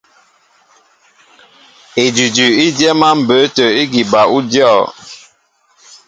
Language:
Mbo (Cameroon)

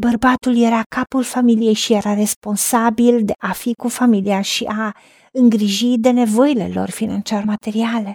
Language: Romanian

